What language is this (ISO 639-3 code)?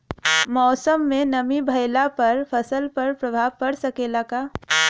bho